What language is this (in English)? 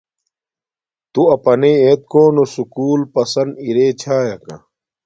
Domaaki